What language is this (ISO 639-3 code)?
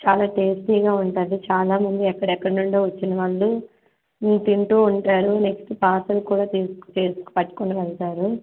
tel